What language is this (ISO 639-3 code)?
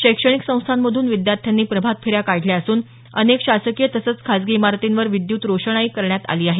mar